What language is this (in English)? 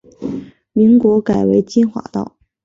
Chinese